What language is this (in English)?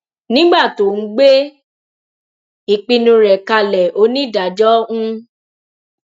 Yoruba